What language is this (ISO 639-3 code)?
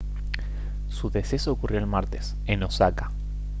spa